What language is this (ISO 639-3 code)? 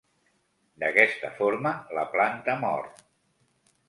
cat